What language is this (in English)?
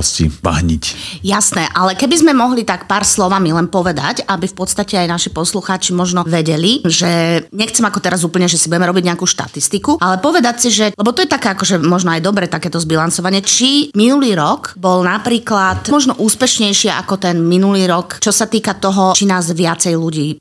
Slovak